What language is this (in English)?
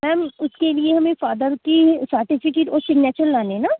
Urdu